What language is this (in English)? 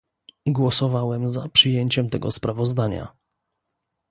Polish